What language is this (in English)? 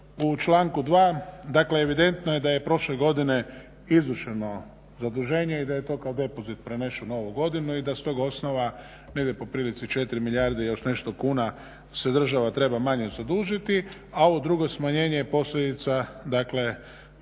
Croatian